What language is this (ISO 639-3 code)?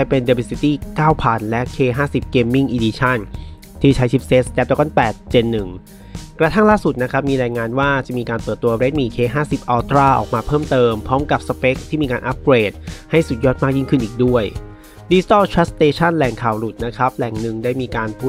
tha